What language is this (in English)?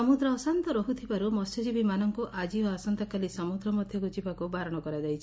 Odia